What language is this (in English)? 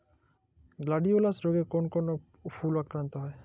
Bangla